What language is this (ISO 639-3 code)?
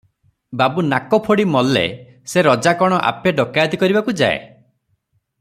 ori